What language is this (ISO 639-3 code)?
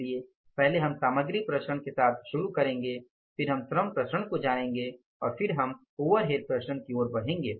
hin